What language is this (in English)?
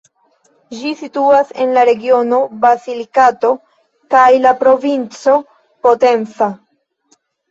Esperanto